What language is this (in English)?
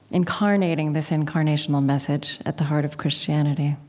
English